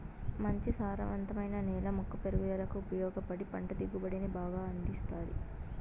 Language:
Telugu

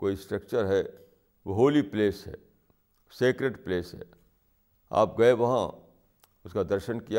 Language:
Urdu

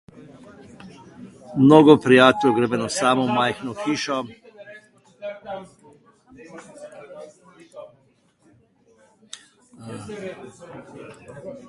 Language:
Slovenian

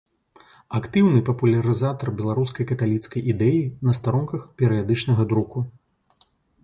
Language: Belarusian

